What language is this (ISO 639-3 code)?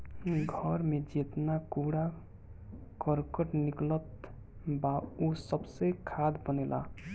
bho